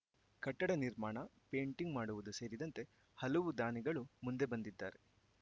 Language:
Kannada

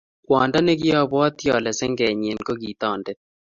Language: Kalenjin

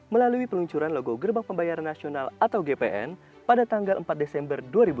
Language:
Indonesian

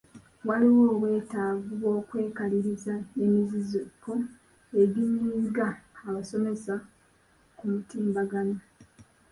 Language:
Ganda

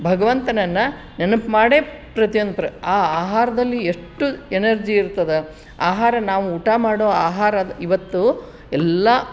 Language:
Kannada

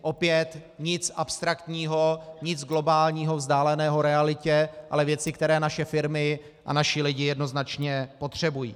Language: Czech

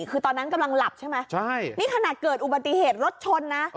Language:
Thai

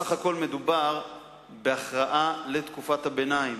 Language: Hebrew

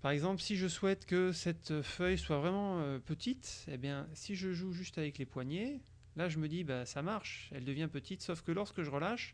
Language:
French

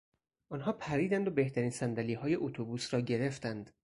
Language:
Persian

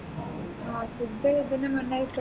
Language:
Malayalam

